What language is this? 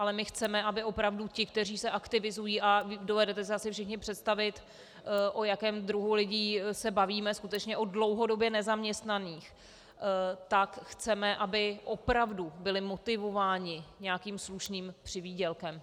Czech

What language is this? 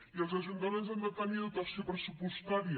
Catalan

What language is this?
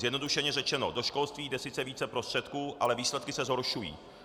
Czech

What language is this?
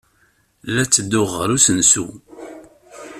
Kabyle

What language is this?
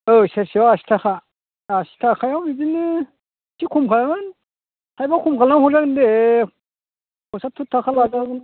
Bodo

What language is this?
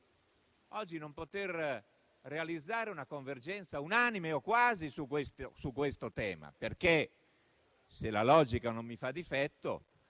Italian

